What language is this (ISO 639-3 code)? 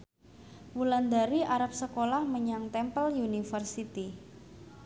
jav